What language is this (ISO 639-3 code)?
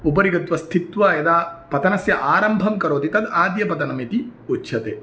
san